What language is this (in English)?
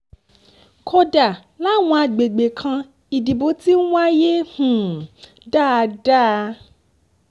Yoruba